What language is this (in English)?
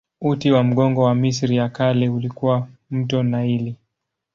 Swahili